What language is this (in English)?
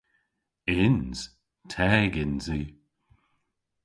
Cornish